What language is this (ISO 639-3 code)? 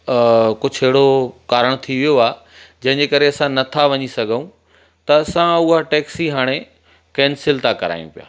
snd